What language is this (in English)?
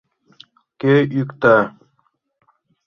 Mari